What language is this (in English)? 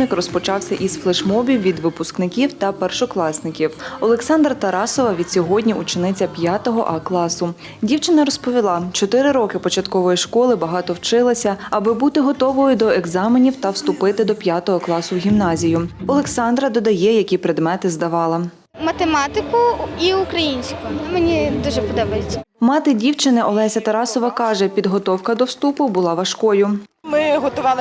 Ukrainian